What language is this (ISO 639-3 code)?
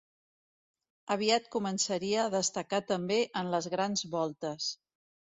cat